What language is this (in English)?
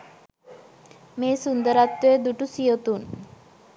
Sinhala